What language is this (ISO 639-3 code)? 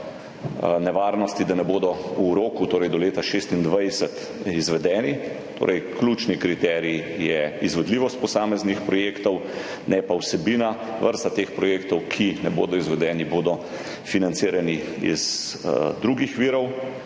slv